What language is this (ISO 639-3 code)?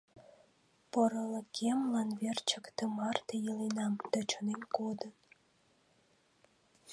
chm